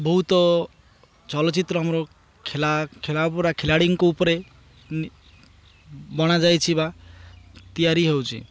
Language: Odia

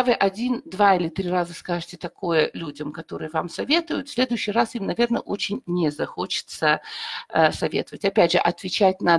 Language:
Russian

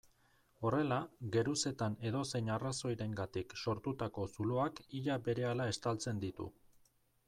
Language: Basque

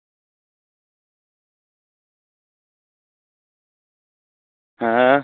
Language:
Dogri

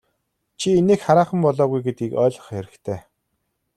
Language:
Mongolian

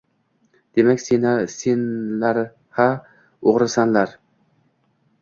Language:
Uzbek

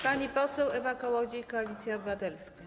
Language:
Polish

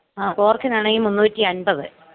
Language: Malayalam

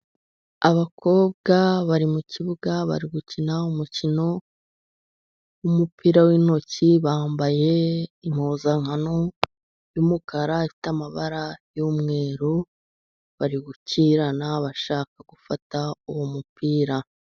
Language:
Kinyarwanda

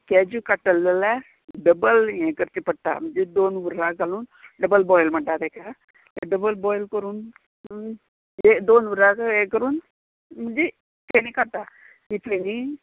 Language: Konkani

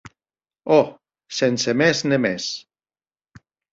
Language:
Occitan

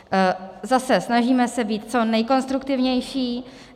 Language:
Czech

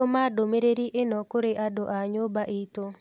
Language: Kikuyu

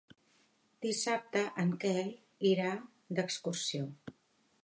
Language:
Catalan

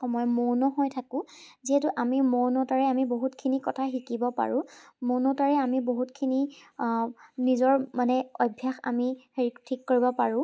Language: Assamese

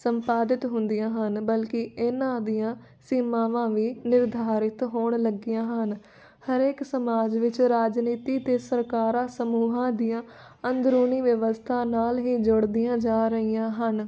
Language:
Punjabi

